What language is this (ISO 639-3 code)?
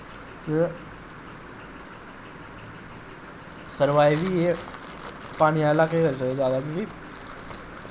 doi